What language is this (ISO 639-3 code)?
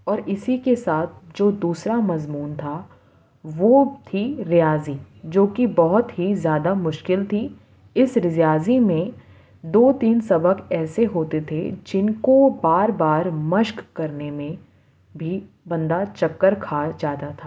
urd